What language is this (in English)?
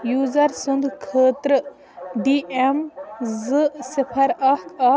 Kashmiri